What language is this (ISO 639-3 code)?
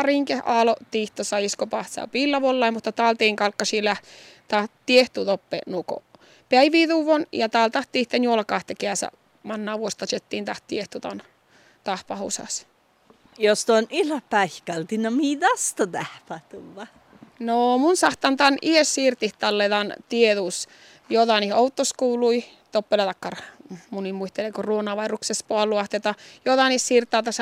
fin